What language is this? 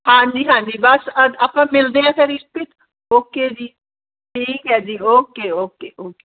Punjabi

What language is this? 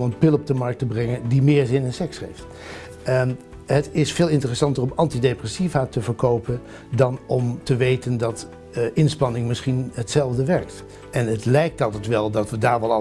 Dutch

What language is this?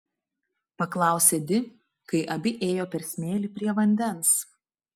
Lithuanian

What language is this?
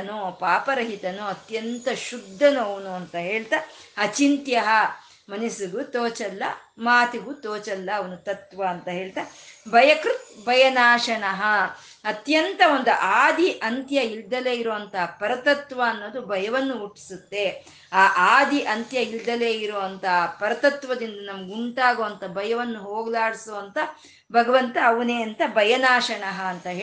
Kannada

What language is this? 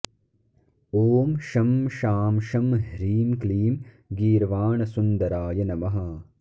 Sanskrit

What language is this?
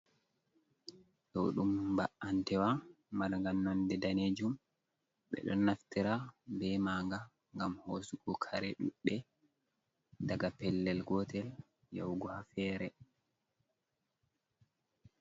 Fula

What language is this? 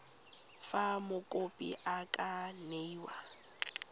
Tswana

